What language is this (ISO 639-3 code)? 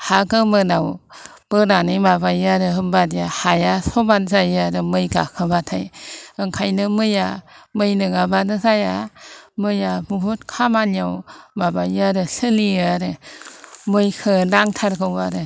brx